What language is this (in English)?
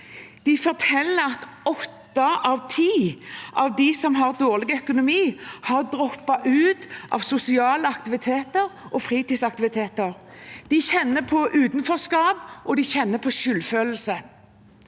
Norwegian